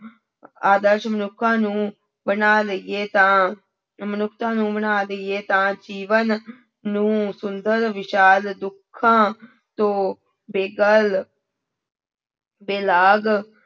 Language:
Punjabi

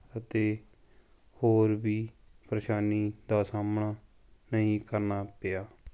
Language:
Punjabi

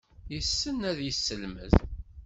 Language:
Kabyle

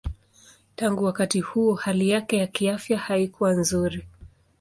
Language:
Swahili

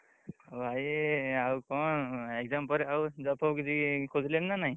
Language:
Odia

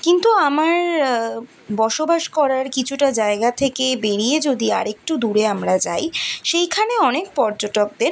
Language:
Bangla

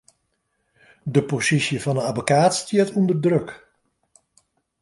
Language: Western Frisian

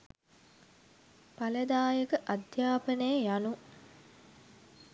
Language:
Sinhala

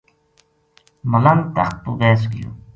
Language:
Gujari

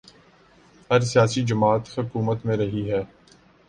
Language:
Urdu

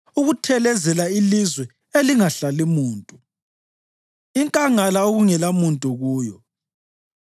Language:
North Ndebele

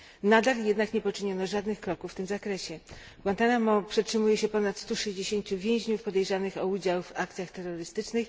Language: Polish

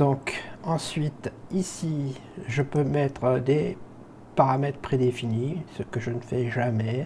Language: French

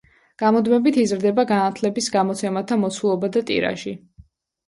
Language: Georgian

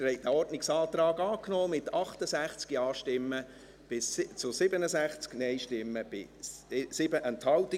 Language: Swiss German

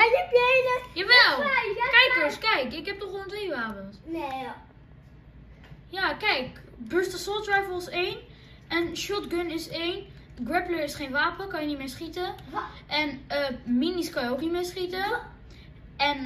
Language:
Dutch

